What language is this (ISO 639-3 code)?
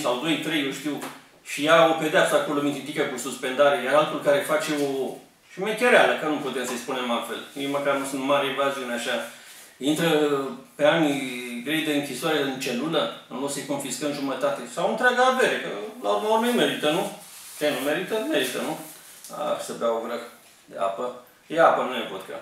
ron